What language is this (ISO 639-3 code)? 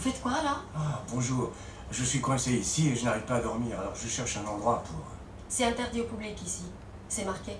fra